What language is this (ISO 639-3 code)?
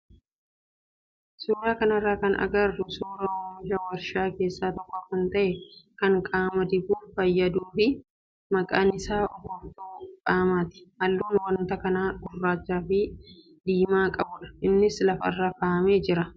orm